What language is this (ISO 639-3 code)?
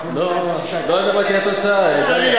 heb